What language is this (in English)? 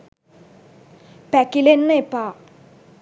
Sinhala